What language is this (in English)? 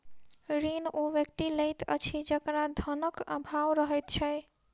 Maithili